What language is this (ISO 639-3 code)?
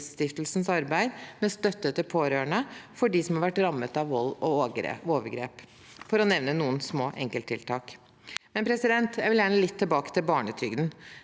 nor